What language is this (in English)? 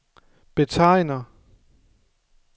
Danish